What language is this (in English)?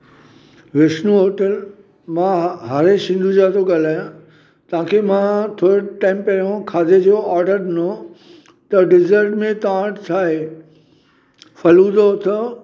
Sindhi